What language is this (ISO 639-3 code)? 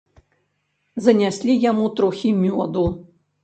bel